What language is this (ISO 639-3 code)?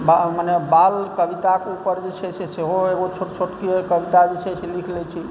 mai